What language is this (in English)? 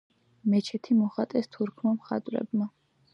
Georgian